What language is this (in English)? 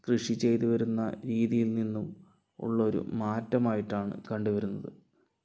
Malayalam